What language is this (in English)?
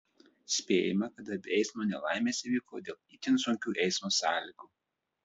Lithuanian